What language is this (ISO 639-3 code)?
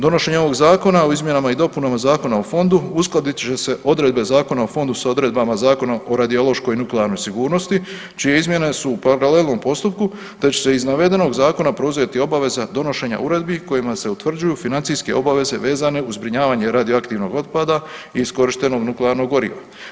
hrv